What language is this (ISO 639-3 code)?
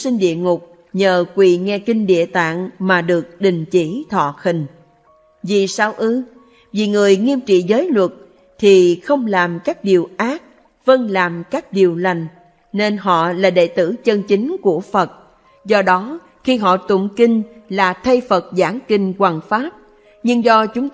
vie